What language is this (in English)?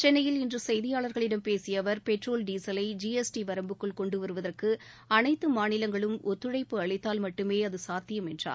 Tamil